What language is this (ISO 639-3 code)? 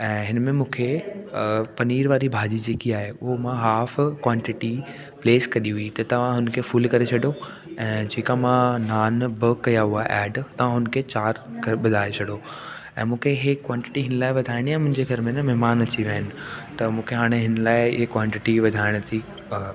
snd